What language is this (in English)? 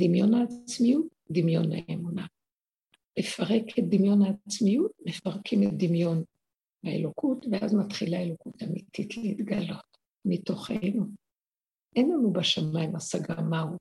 Hebrew